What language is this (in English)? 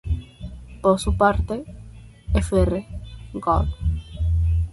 Spanish